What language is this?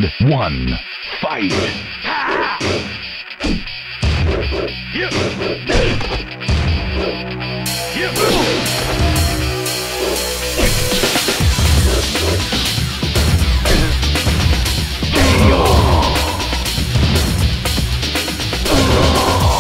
English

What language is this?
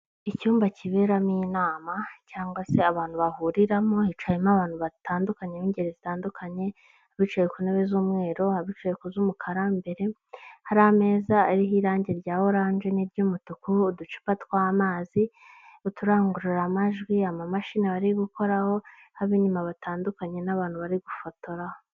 Kinyarwanda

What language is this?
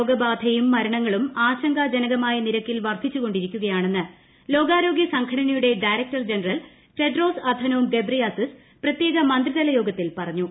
Malayalam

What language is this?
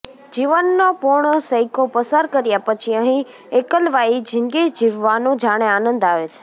Gujarati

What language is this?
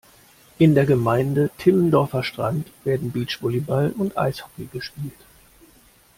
German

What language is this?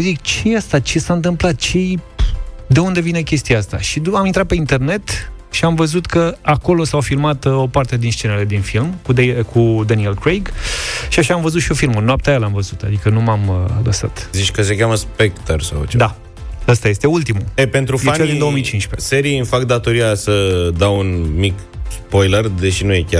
Romanian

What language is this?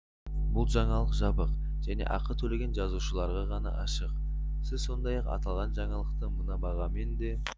Kazakh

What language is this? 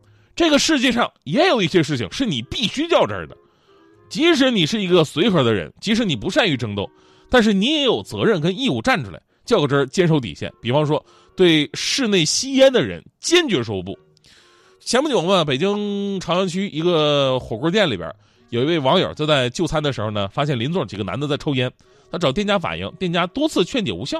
Chinese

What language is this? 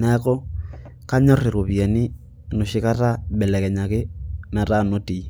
Masai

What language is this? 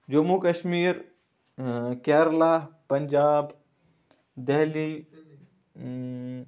Kashmiri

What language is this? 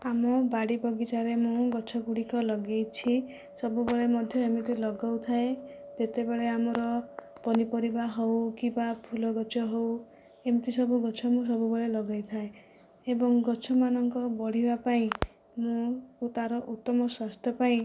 Odia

